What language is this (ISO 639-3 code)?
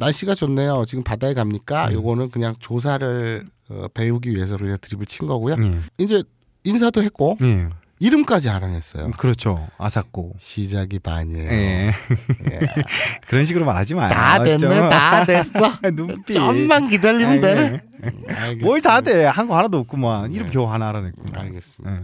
kor